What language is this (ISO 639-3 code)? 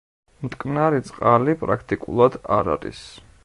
kat